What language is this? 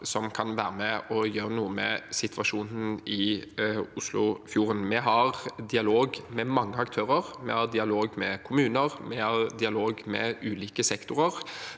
Norwegian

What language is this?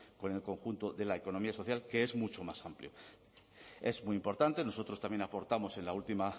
Spanish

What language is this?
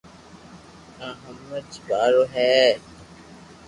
Loarki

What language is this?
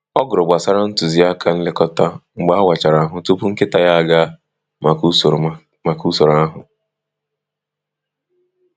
Igbo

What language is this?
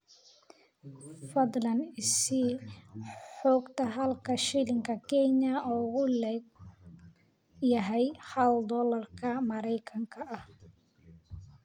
Somali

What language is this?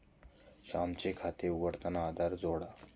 Marathi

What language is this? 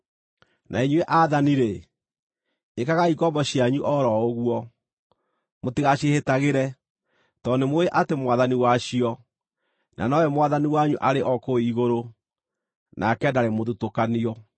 Kikuyu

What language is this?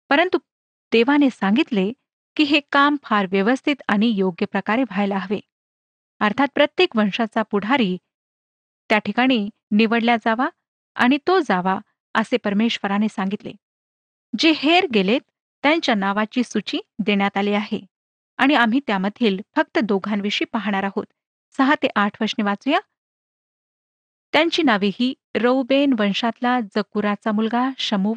Marathi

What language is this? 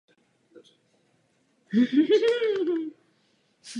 Czech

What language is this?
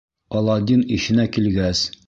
Bashkir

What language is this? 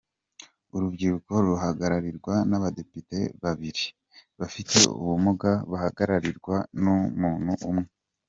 Kinyarwanda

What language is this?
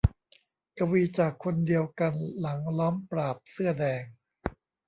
Thai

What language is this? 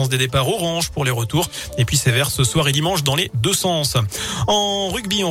French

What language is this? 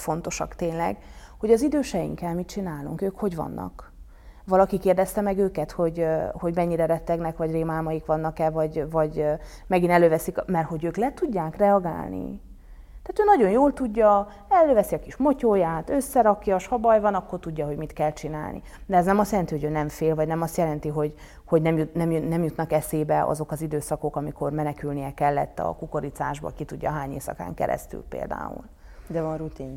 Hungarian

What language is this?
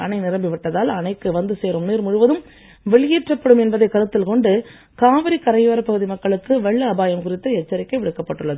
Tamil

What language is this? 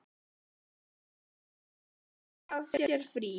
Icelandic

